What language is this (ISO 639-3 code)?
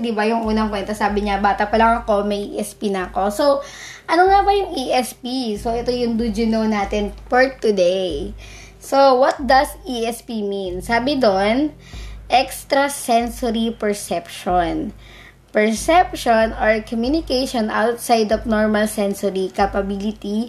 fil